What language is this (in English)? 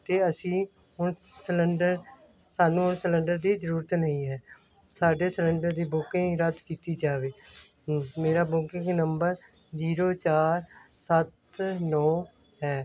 Punjabi